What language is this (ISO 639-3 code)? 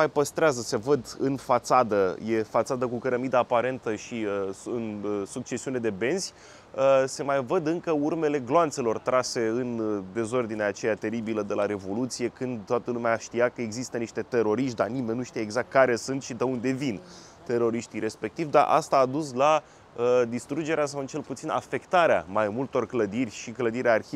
ron